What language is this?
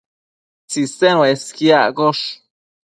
Matsés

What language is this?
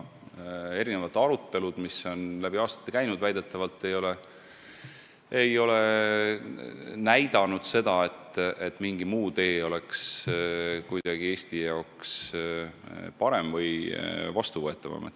Estonian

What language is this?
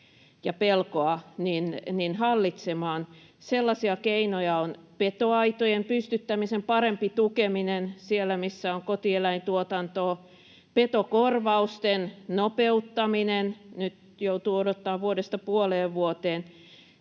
Finnish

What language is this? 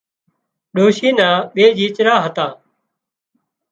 Wadiyara Koli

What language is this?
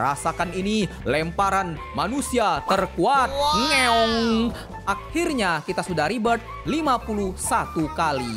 Indonesian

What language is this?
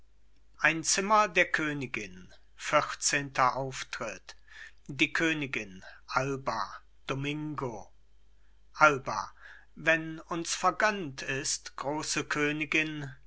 German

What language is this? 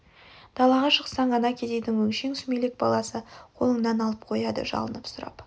Kazakh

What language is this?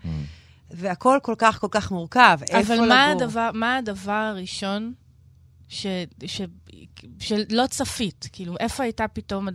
Hebrew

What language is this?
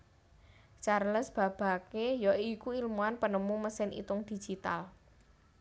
Javanese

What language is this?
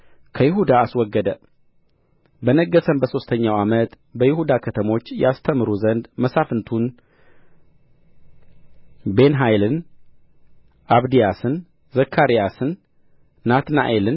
Amharic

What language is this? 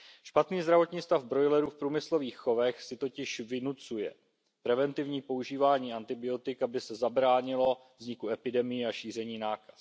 Czech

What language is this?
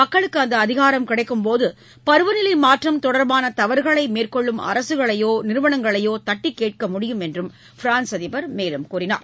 Tamil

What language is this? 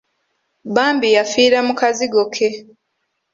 Ganda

